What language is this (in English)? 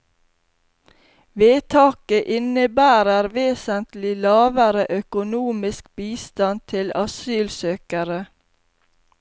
Norwegian